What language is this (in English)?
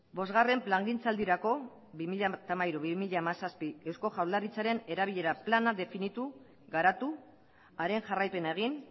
Basque